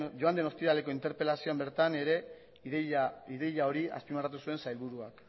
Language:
Basque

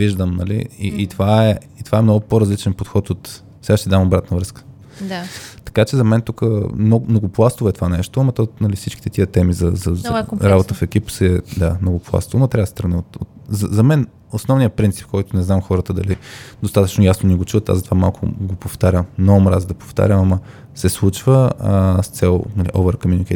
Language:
Bulgarian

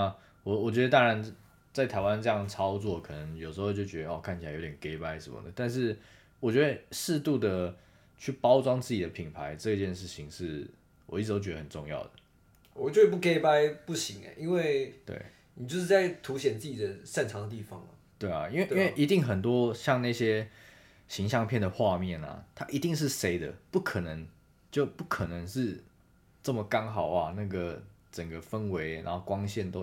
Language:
Chinese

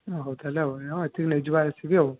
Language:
Odia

